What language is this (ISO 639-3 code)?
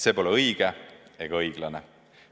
est